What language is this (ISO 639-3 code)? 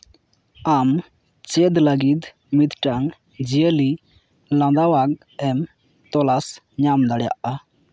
sat